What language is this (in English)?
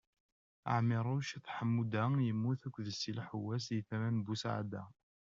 Kabyle